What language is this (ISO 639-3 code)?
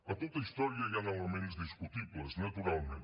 cat